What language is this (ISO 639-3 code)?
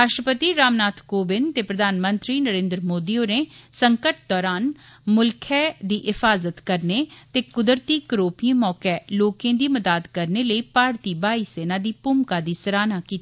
doi